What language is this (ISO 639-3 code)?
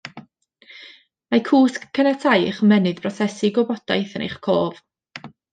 cym